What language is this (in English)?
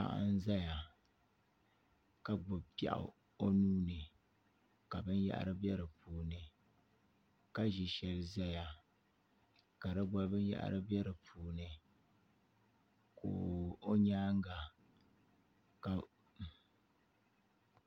Dagbani